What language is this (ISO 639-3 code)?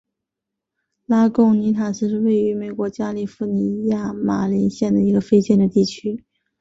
zho